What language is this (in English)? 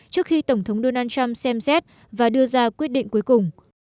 Vietnamese